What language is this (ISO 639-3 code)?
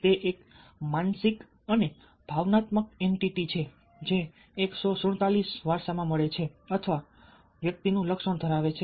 guj